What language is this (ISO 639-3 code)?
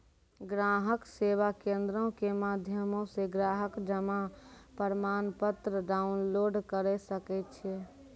mai